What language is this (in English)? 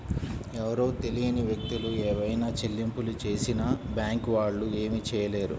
Telugu